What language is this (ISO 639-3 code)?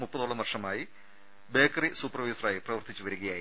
mal